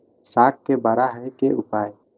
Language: Maithili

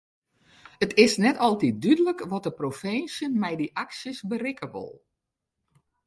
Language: Western Frisian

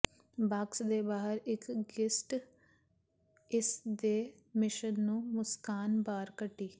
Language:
Punjabi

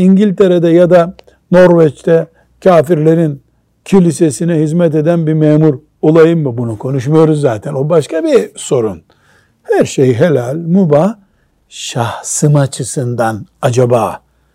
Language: Turkish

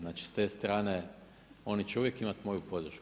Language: Croatian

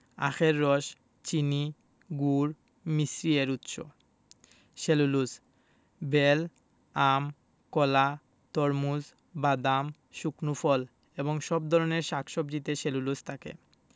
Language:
Bangla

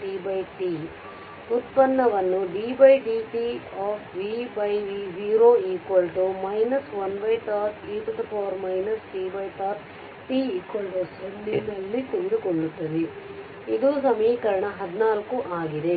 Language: Kannada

